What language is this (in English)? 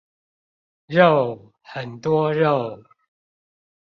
Chinese